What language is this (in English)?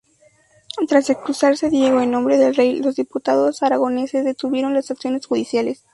Spanish